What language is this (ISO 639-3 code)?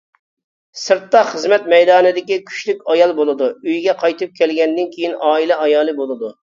uig